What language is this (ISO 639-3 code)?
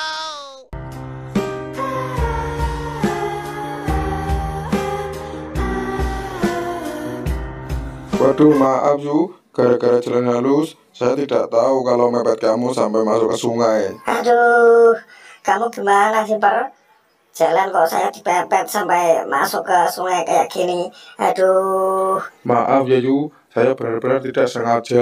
ind